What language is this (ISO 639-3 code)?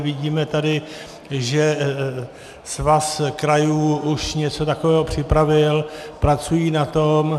ces